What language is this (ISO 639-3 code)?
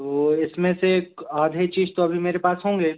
hin